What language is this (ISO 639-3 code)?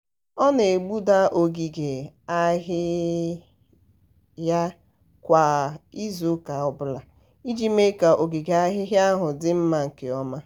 ibo